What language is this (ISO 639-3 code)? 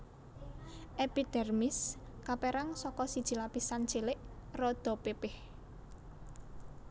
jav